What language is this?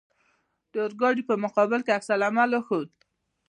Pashto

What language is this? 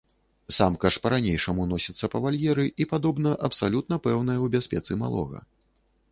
Belarusian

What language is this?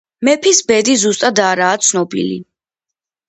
Georgian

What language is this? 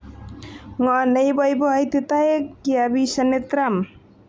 Kalenjin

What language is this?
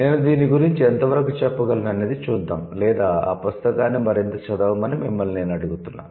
Telugu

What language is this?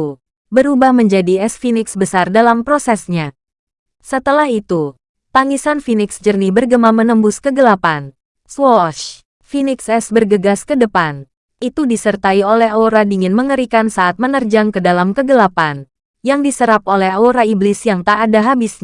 Indonesian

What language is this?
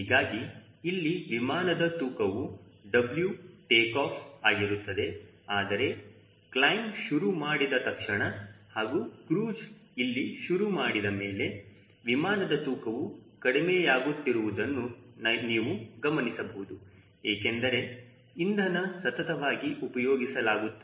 Kannada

